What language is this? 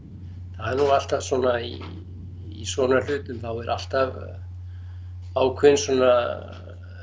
Icelandic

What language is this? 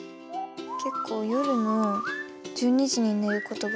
Japanese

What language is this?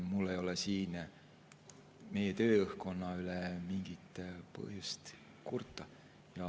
Estonian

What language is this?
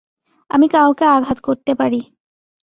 Bangla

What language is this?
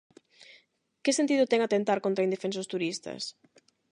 Galician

